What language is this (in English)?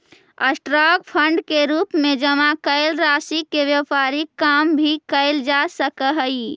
Magahi